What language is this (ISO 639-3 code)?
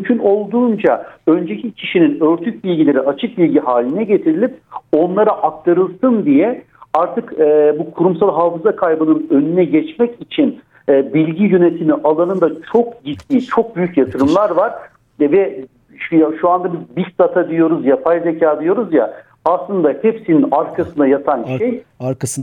tur